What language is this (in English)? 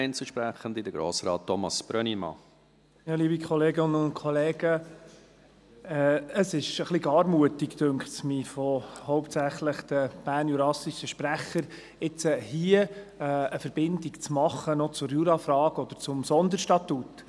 Swiss German